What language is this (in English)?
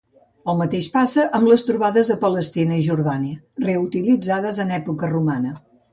Catalan